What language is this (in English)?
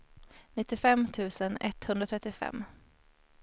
Swedish